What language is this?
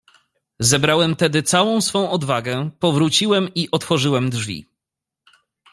Polish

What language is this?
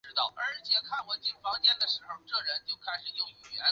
Chinese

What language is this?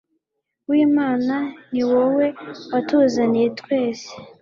Kinyarwanda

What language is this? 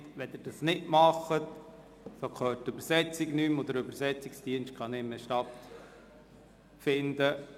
Swiss German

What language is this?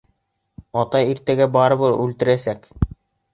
Bashkir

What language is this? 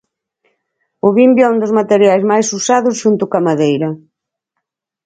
Galician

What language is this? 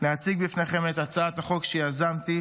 Hebrew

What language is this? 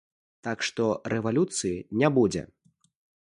Belarusian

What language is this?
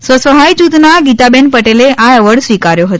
Gujarati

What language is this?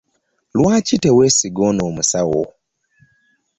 Ganda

